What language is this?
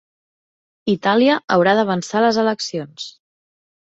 Catalan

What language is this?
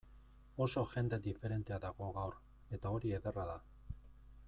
Basque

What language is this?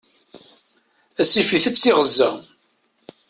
Kabyle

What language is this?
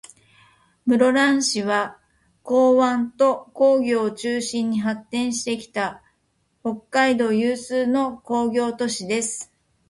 Japanese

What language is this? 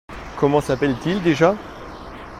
French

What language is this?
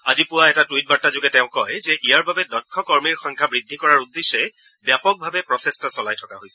Assamese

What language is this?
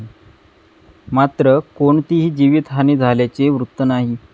Marathi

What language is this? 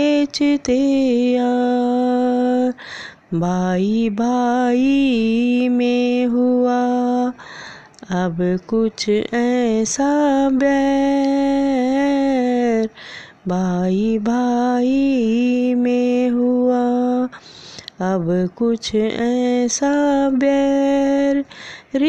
Hindi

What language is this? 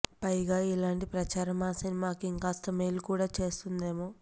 Telugu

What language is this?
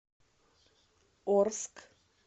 Russian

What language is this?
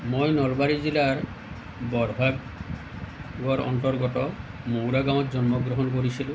Assamese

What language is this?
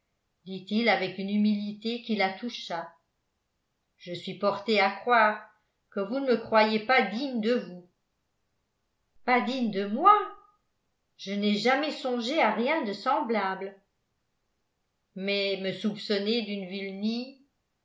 French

